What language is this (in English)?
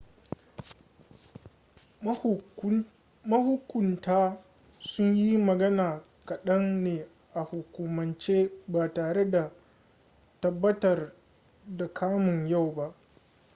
Hausa